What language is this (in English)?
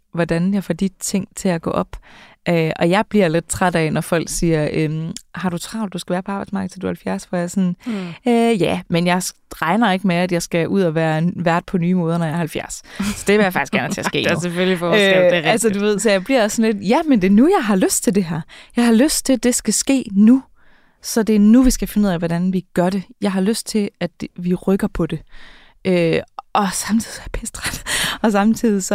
Danish